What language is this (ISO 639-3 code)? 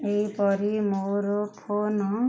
ori